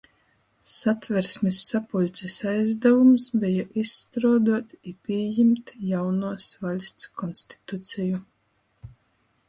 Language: Latgalian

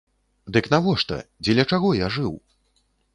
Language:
Belarusian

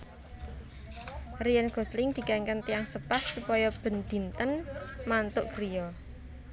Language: Javanese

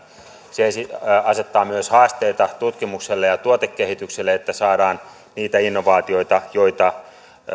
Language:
Finnish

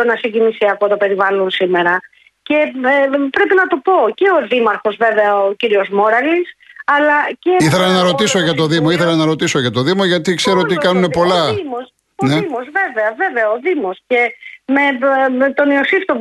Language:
Greek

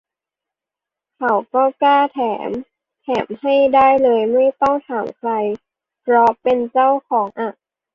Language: Thai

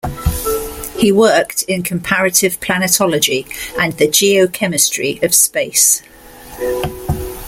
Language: English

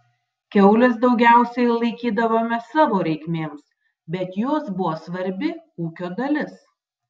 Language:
Lithuanian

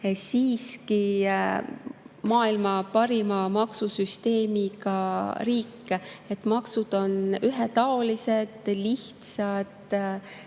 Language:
Estonian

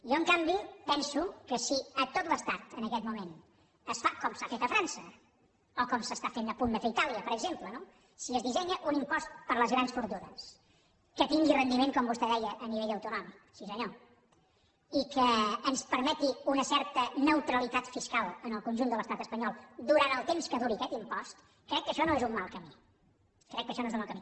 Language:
Catalan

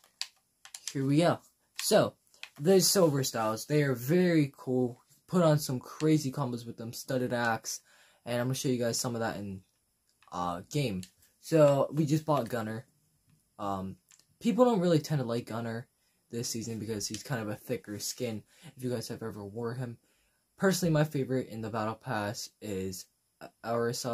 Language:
English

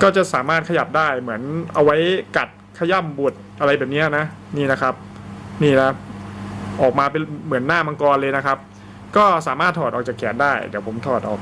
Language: Thai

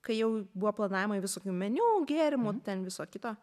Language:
Lithuanian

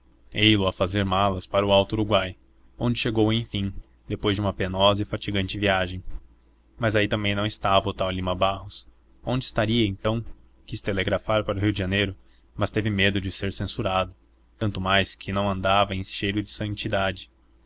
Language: Portuguese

